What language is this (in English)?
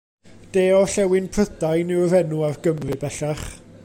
Welsh